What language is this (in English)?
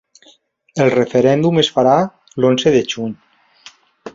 Catalan